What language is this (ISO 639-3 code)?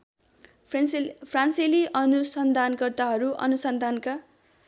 nep